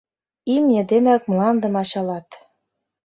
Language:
Mari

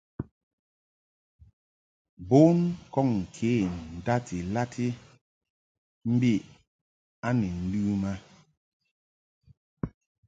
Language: Mungaka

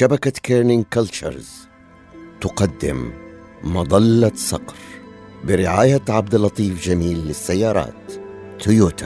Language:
Arabic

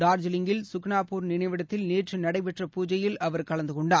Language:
Tamil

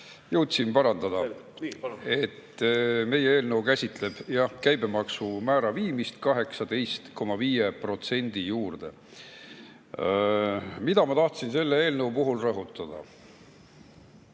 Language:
Estonian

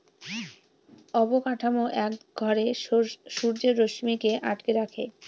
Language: Bangla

